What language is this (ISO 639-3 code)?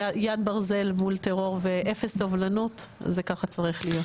heb